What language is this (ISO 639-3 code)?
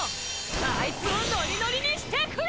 jpn